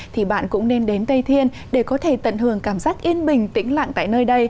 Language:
Vietnamese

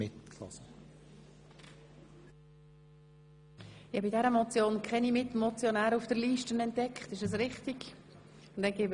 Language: Swiss German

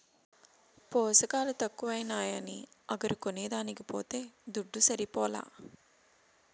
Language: Telugu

